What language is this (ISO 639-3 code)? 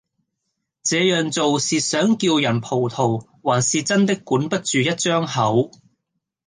yue